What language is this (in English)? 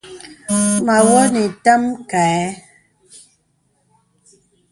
Bebele